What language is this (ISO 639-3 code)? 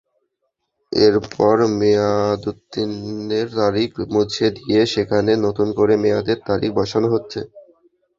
ben